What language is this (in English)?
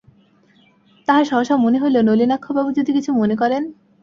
Bangla